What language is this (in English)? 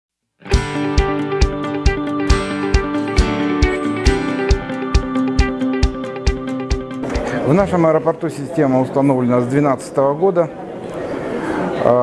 Russian